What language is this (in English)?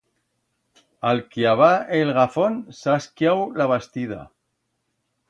Aragonese